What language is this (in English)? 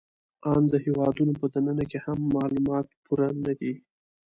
Pashto